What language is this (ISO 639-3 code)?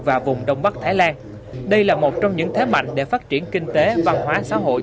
vie